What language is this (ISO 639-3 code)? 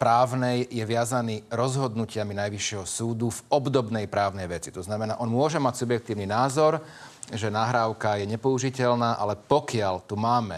slk